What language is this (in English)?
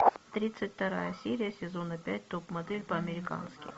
Russian